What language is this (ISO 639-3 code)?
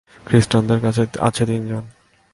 ben